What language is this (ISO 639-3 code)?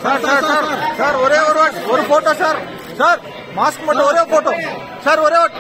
ara